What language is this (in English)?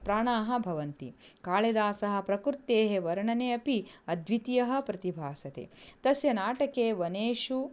Sanskrit